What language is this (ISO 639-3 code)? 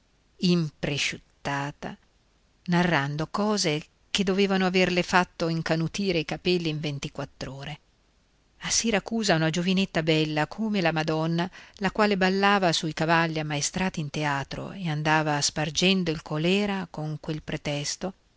ita